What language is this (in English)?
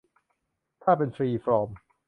Thai